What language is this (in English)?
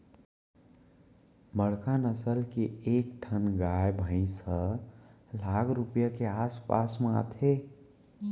Chhattisgarhi